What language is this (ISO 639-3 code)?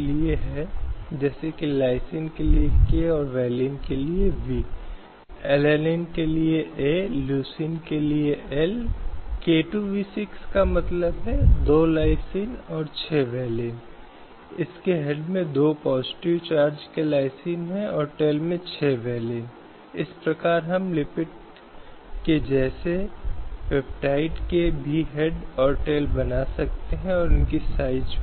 hin